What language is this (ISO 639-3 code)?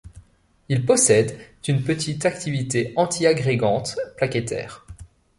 fra